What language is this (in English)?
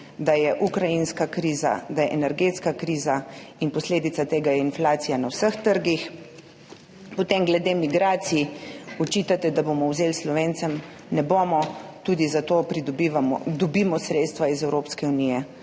Slovenian